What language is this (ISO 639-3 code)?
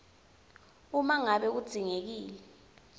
ssw